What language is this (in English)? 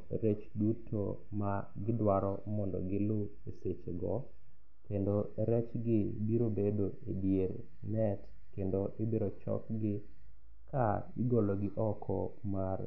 Luo (Kenya and Tanzania)